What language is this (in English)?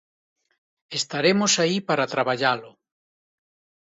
Galician